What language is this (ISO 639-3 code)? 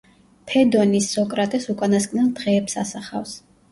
kat